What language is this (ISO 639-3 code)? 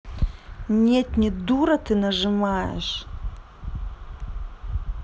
rus